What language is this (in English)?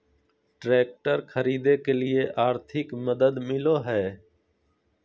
Magahi